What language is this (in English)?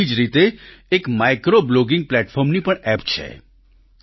Gujarati